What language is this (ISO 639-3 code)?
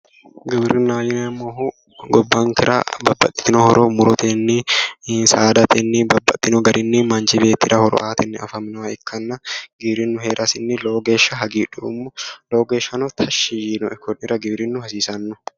sid